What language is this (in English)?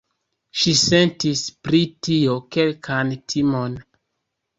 Esperanto